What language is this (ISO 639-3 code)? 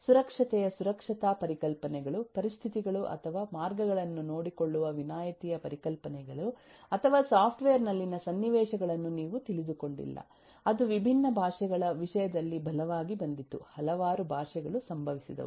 kan